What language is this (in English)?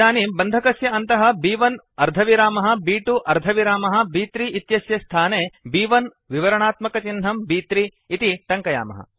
Sanskrit